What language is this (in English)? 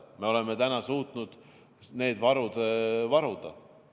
Estonian